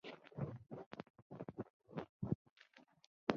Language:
Chinese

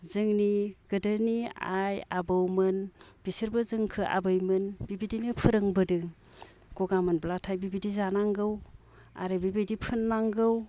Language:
Bodo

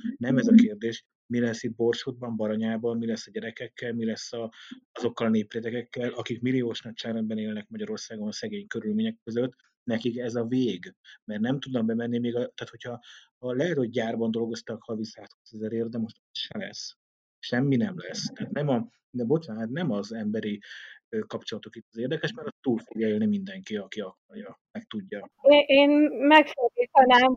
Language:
Hungarian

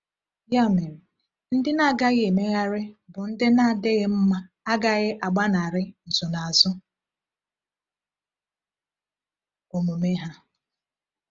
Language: Igbo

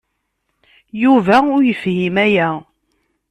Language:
Kabyle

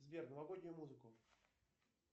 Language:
Russian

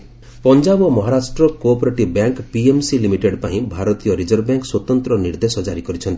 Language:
Odia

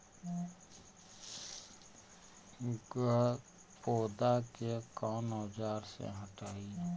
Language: Magahi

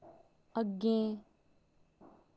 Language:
Dogri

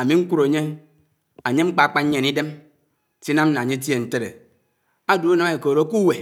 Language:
Anaang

